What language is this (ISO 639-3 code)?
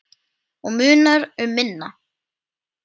isl